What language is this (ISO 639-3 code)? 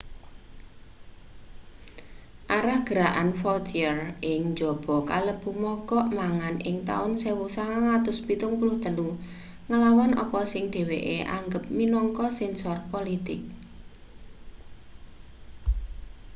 jav